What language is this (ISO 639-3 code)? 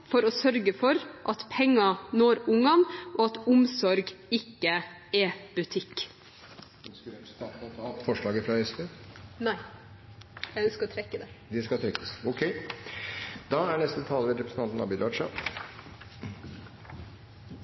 nor